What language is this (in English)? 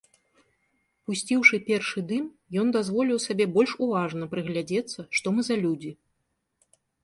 Belarusian